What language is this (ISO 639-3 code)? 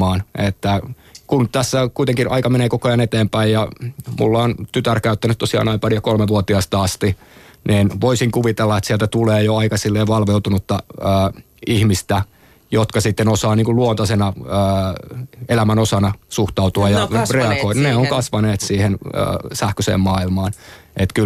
fin